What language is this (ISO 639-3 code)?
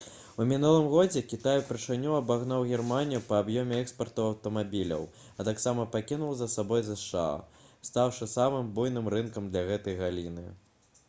bel